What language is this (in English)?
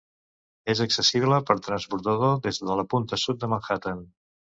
Catalan